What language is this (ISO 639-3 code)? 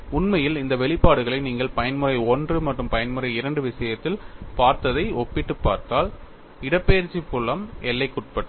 tam